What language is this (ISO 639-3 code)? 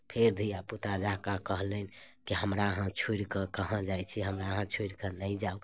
mai